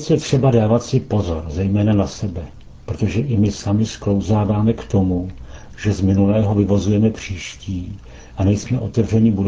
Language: Czech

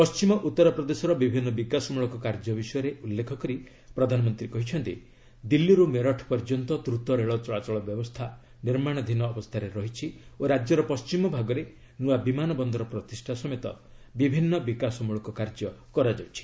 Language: Odia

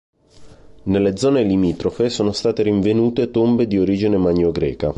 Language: Italian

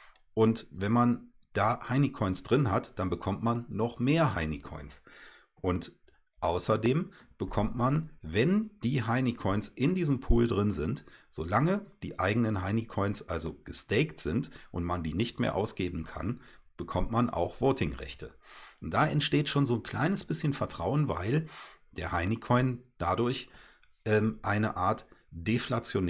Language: German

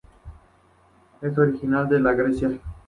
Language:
Spanish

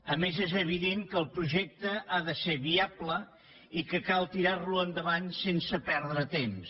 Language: Catalan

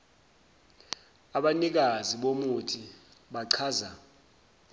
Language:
Zulu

